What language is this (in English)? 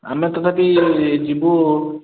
Odia